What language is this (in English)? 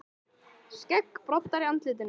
Icelandic